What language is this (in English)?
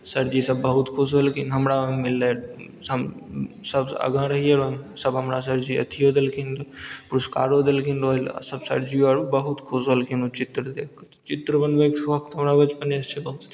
Maithili